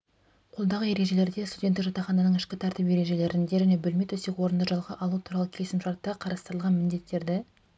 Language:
Kazakh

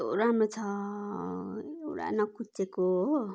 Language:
Nepali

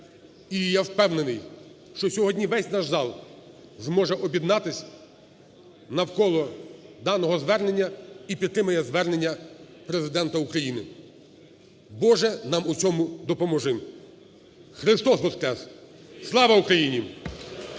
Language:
Ukrainian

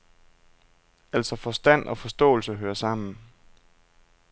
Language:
Danish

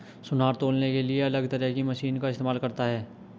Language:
Hindi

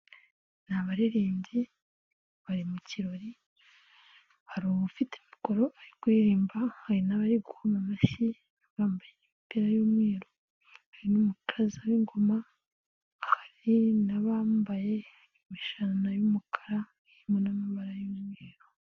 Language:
Kinyarwanda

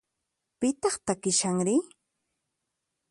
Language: Puno Quechua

